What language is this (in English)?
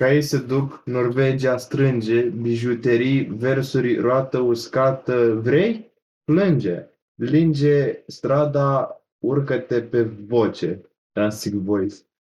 Romanian